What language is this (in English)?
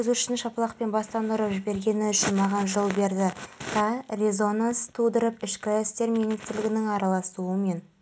Kazakh